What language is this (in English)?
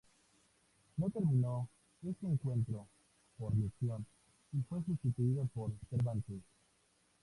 Spanish